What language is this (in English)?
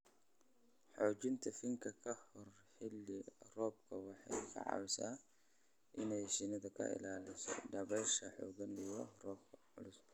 Somali